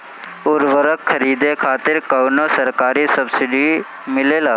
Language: Bhojpuri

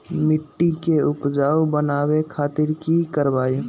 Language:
Magahi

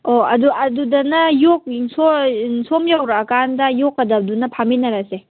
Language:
Manipuri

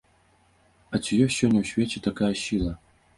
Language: Belarusian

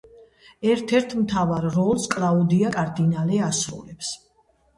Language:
Georgian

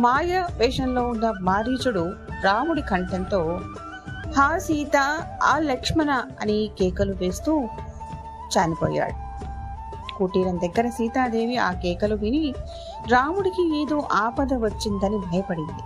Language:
Telugu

